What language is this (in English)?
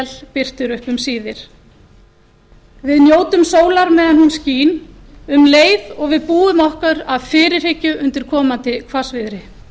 Icelandic